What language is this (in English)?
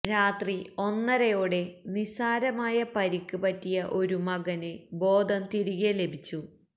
Malayalam